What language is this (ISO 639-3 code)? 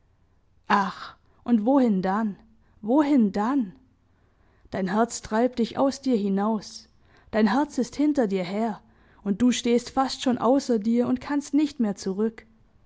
deu